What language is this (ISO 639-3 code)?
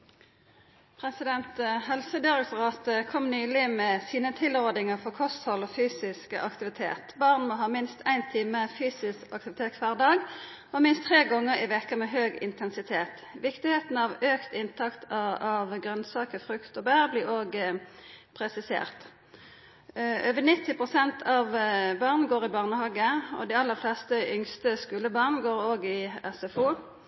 nno